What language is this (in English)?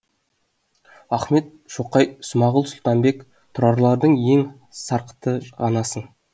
Kazakh